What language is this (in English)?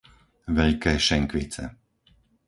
Slovak